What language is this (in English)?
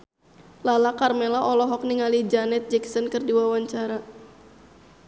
Sundanese